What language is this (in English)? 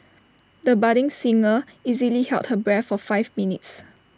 English